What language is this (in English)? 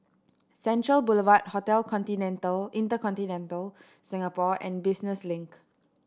English